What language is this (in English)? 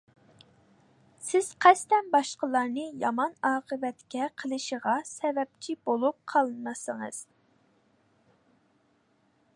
Uyghur